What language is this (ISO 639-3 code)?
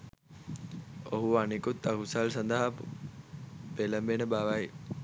sin